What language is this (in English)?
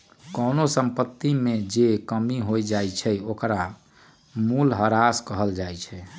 Magahi